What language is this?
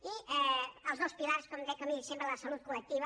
Catalan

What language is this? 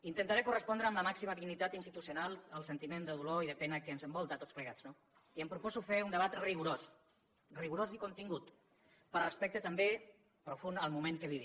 Catalan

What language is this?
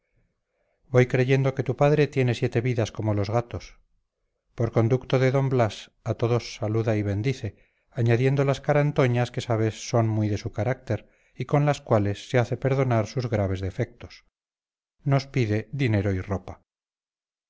Spanish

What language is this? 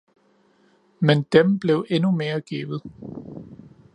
Danish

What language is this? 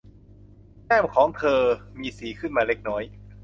Thai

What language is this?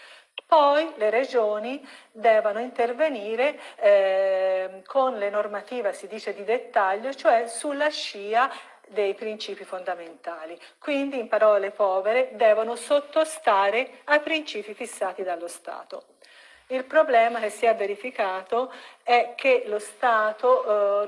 Italian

